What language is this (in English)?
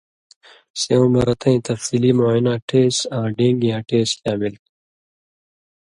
Indus Kohistani